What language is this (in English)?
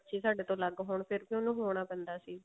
Punjabi